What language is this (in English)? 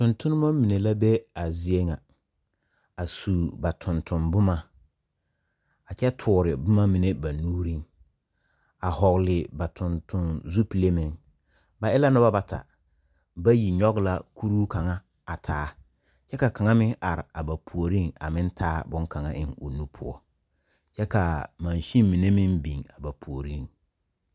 Southern Dagaare